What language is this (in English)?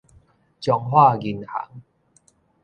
Min Nan Chinese